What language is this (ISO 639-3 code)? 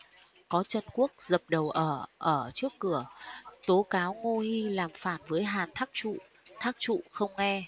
vie